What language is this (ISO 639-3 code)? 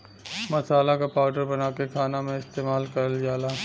bho